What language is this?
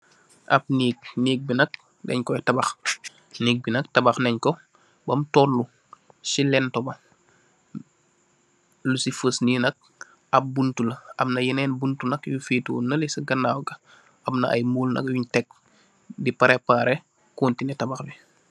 Wolof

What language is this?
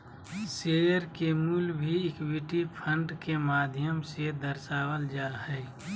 Magahi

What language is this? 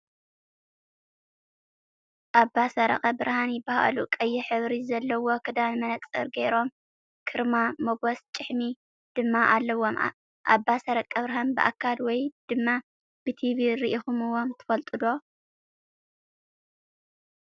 Tigrinya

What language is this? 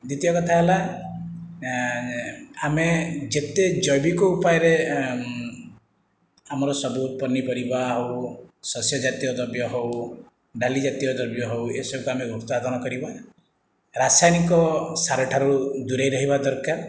Odia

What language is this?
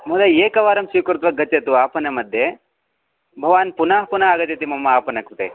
Sanskrit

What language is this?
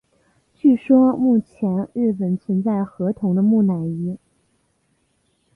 Chinese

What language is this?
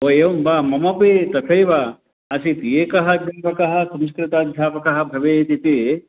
Sanskrit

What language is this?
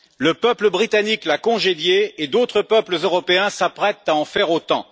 French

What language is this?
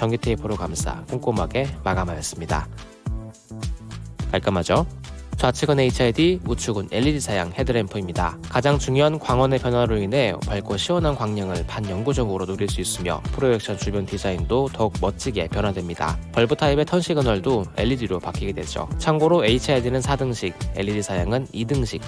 Korean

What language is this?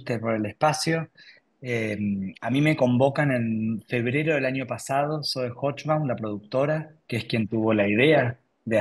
Spanish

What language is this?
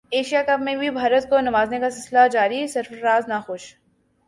Urdu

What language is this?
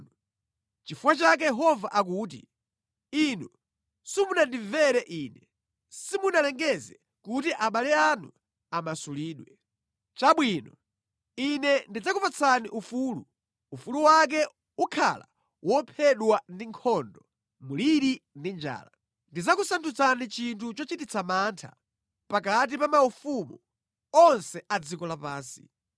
Nyanja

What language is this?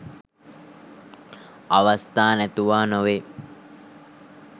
Sinhala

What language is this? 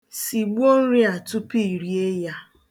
Igbo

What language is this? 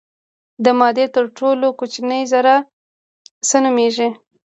Pashto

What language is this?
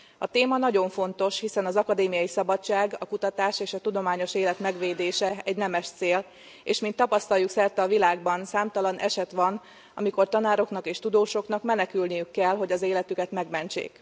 Hungarian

